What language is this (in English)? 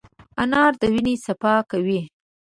Pashto